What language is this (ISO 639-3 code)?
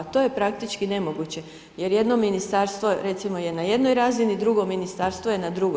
hrv